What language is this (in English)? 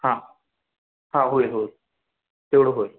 Marathi